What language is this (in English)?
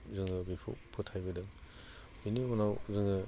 Bodo